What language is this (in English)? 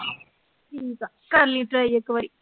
Punjabi